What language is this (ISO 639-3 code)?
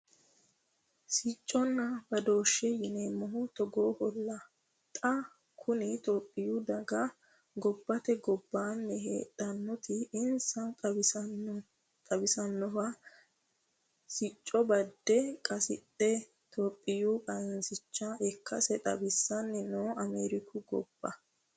sid